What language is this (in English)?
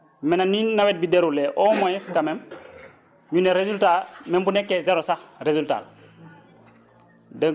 Wolof